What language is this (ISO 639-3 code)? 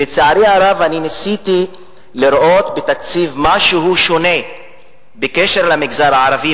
heb